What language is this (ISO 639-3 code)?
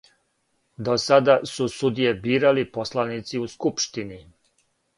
srp